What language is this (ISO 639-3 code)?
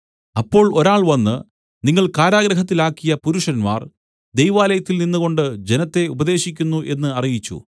mal